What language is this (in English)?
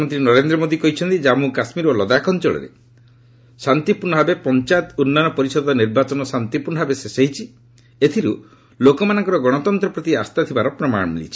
Odia